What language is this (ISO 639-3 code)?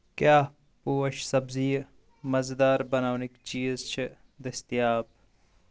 kas